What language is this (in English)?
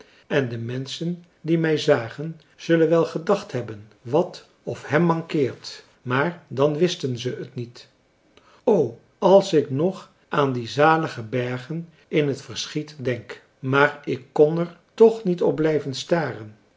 Dutch